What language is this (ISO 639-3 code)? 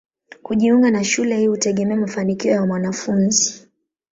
swa